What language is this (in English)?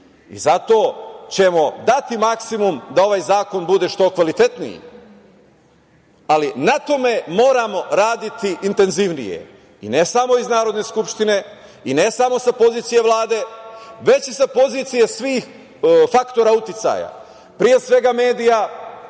Serbian